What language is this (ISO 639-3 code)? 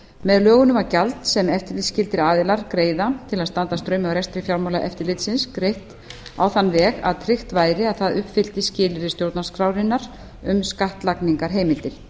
isl